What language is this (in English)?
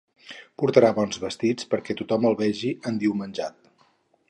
Catalan